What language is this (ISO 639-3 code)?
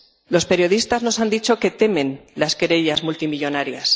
spa